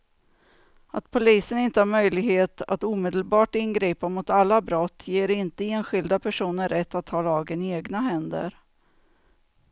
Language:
Swedish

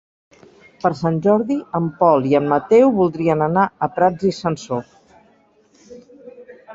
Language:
Catalan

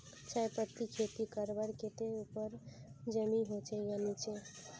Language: Magahi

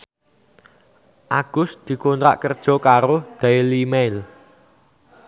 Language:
Javanese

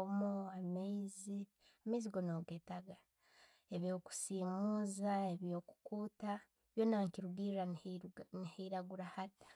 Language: Tooro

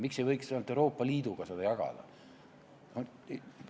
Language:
Estonian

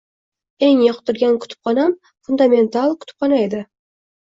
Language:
Uzbek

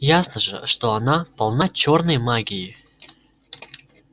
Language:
Russian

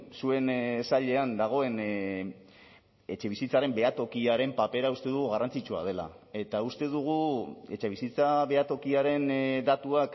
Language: Basque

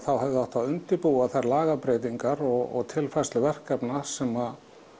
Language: Icelandic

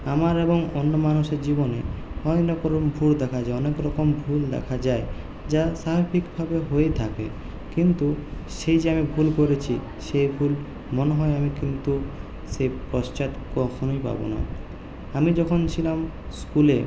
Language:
Bangla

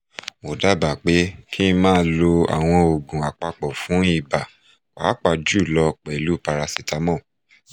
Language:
Yoruba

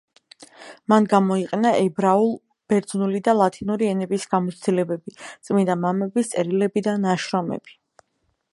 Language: Georgian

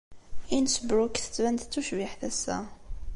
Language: Kabyle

